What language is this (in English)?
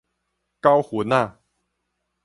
Min Nan Chinese